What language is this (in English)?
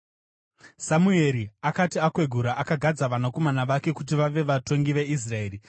Shona